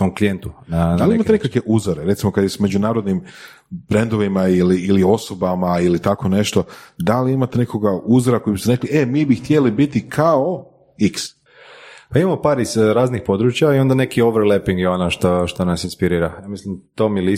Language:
Croatian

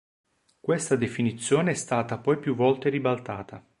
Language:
Italian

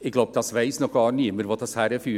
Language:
Swiss German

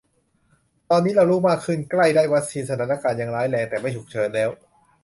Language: Thai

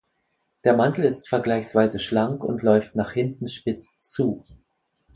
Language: German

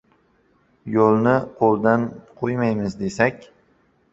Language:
Uzbek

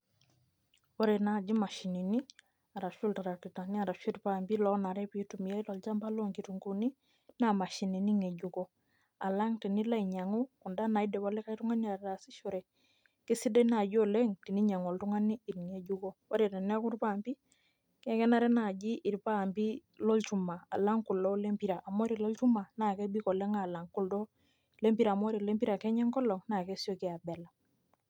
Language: Masai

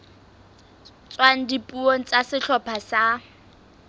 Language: Southern Sotho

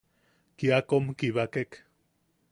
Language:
Yaqui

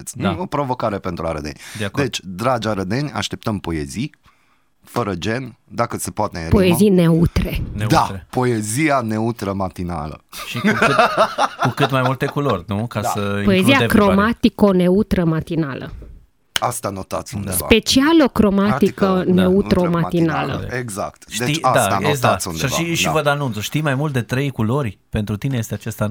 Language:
Romanian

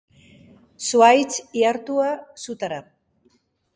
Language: Basque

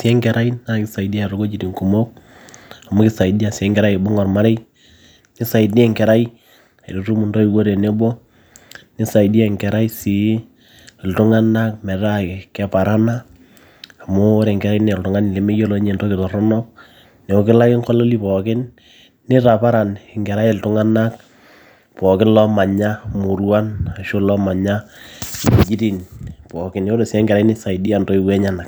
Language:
Masai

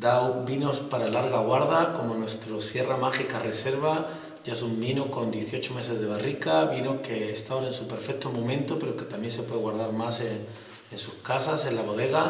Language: Spanish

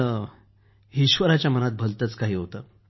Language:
Marathi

